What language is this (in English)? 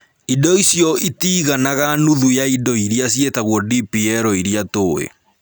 Kikuyu